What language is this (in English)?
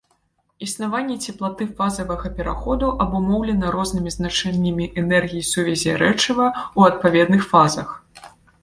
Belarusian